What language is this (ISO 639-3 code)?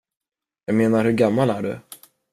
swe